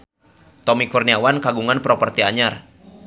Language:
Sundanese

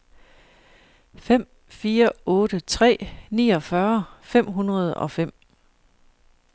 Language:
Danish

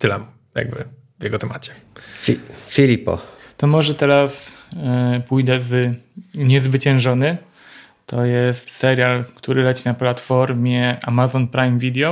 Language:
Polish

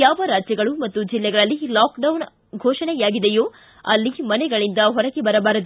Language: Kannada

